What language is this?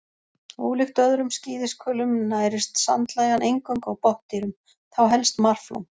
Icelandic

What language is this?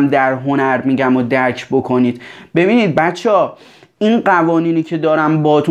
Persian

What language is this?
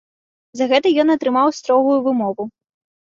Belarusian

